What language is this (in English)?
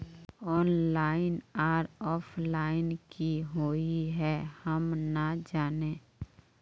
Magahi